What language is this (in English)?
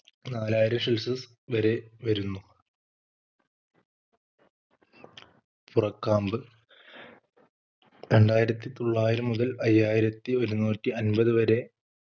Malayalam